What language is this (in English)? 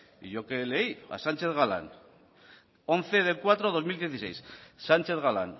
Spanish